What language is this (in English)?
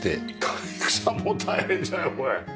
Japanese